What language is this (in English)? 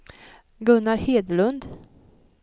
Swedish